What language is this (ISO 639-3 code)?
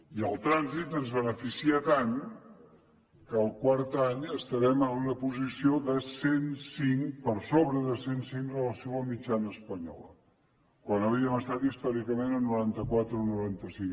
cat